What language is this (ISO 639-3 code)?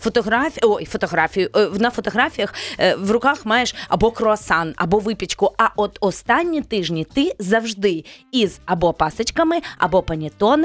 ukr